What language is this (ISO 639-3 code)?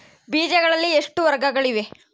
kan